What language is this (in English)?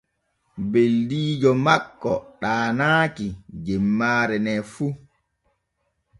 Borgu Fulfulde